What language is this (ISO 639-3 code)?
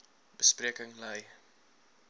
afr